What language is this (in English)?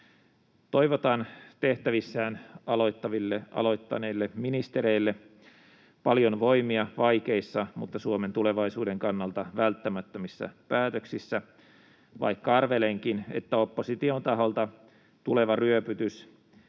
Finnish